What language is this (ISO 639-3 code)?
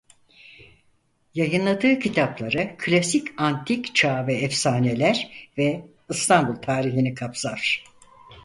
tur